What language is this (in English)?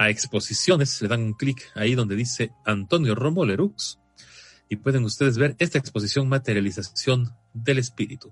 Spanish